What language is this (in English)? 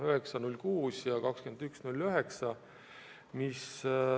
Estonian